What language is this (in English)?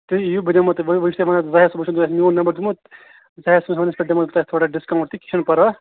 Kashmiri